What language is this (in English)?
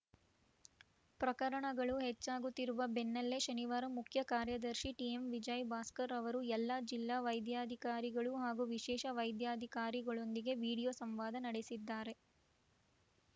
Kannada